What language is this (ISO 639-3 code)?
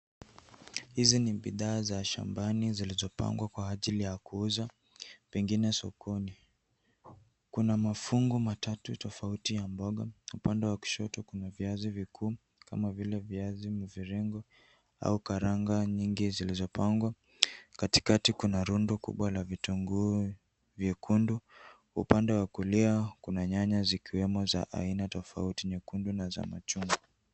swa